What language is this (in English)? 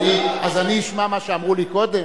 Hebrew